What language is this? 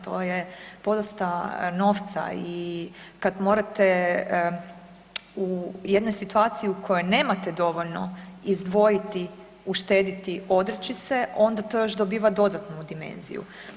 Croatian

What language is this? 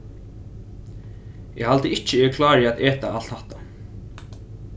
Faroese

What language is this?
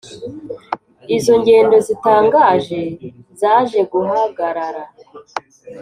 Kinyarwanda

